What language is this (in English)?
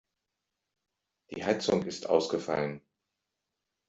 German